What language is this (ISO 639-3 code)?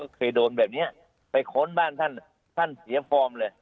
tha